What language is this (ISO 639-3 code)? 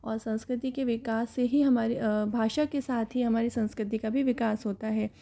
hin